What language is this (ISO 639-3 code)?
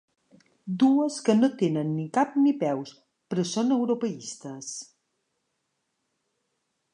cat